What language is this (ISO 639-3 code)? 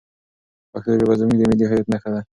pus